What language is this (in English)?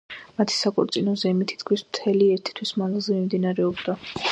Georgian